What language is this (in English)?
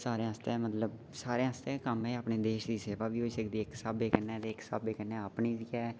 Dogri